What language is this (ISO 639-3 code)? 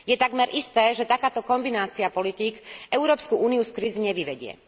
slk